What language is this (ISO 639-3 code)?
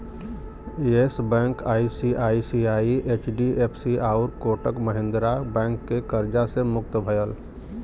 bho